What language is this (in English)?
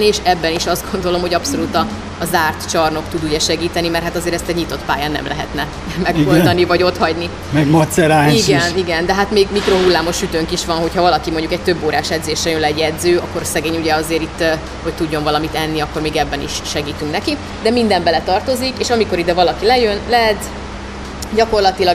Hungarian